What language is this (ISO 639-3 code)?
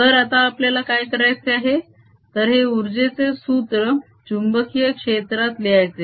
mar